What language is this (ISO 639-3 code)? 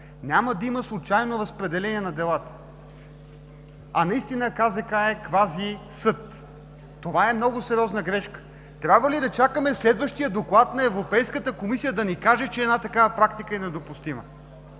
bul